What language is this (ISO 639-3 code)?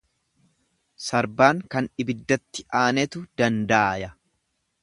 orm